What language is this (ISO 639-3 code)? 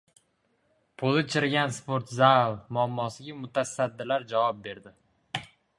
uzb